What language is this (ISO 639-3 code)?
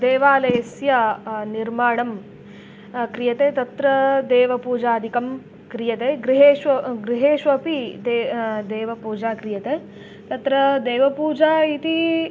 san